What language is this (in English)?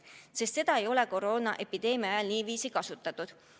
Estonian